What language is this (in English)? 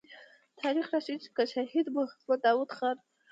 Pashto